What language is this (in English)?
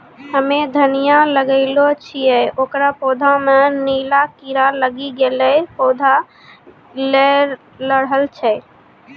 Maithili